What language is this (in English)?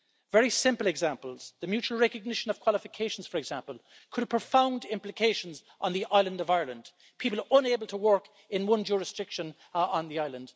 English